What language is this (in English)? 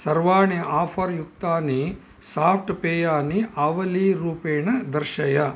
Sanskrit